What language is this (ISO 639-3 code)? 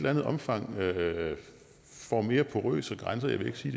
dan